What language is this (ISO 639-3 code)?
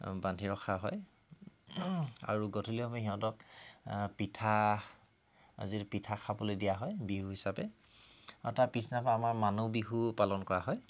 asm